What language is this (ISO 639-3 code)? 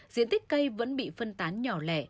vie